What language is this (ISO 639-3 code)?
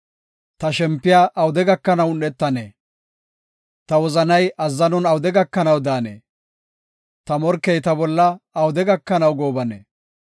gof